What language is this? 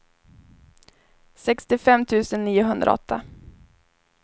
Swedish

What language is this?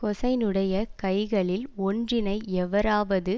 Tamil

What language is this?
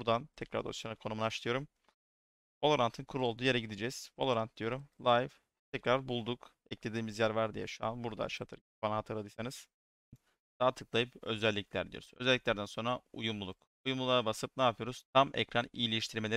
Turkish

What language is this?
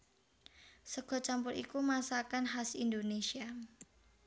Javanese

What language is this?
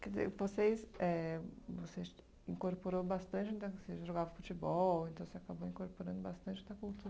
Portuguese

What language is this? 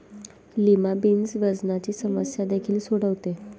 Marathi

